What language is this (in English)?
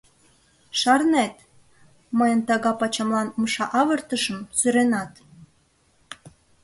Mari